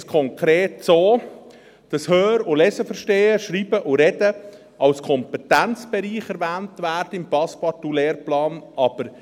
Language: Swiss German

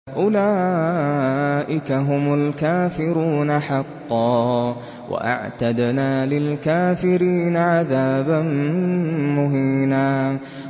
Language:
Arabic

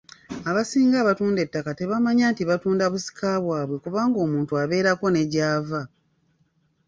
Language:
Ganda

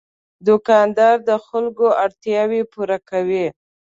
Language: Pashto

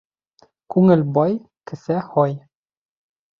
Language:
Bashkir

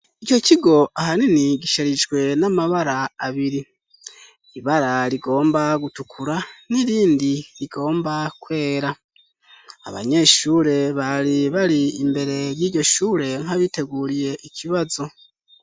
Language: Rundi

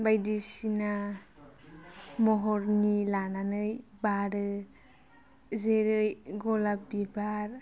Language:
Bodo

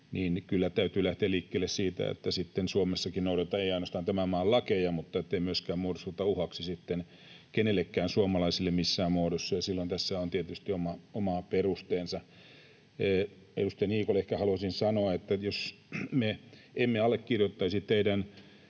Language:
Finnish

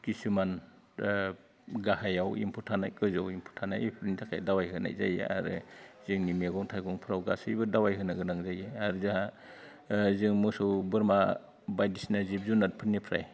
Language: Bodo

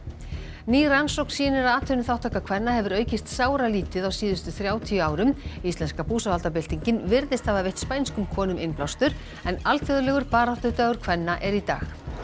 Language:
Icelandic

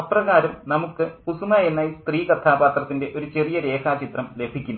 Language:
Malayalam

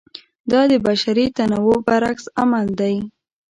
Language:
Pashto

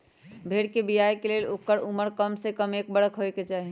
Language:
Magahi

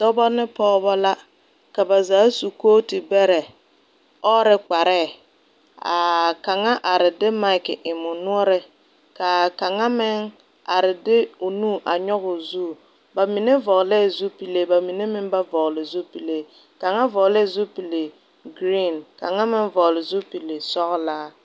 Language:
Southern Dagaare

